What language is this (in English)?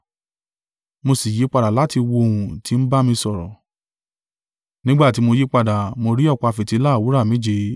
Yoruba